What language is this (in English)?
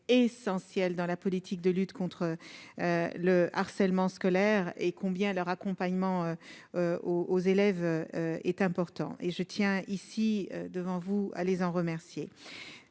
French